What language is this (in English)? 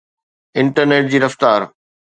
Sindhi